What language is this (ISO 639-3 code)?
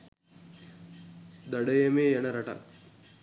sin